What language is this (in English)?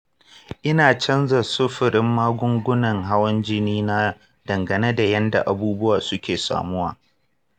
Hausa